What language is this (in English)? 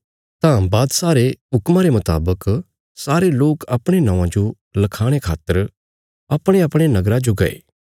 Bilaspuri